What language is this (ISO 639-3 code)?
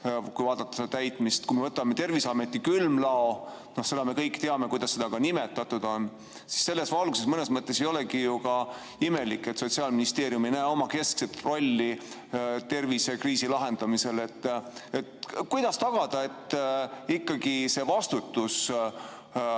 est